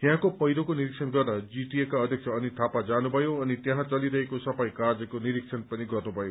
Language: Nepali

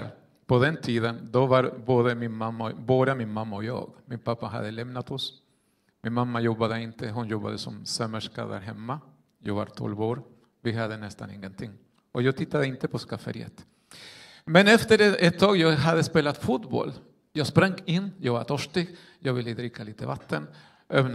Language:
Swedish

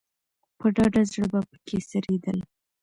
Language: Pashto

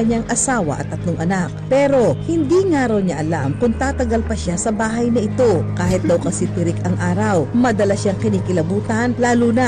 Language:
Filipino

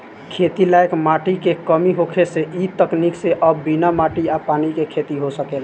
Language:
Bhojpuri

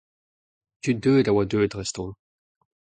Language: Breton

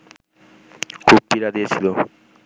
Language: Bangla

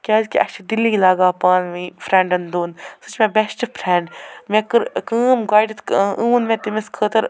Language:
Kashmiri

